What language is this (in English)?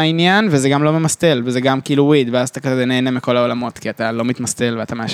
Hebrew